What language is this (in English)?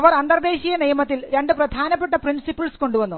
Malayalam